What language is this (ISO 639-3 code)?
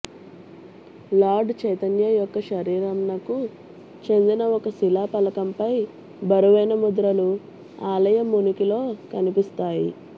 tel